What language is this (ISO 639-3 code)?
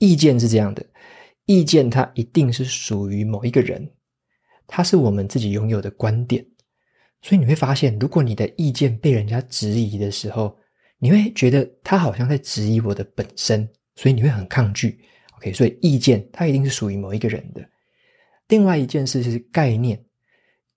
zho